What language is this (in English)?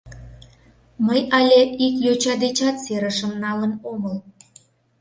Mari